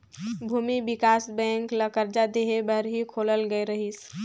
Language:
Chhattisgarhi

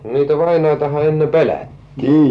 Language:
Finnish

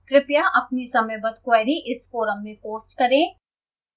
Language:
Hindi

